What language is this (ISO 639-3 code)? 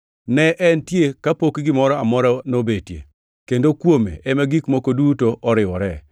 luo